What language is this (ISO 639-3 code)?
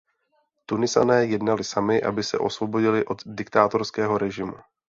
ces